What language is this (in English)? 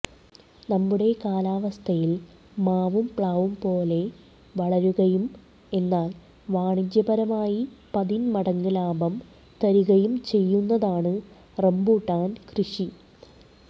Malayalam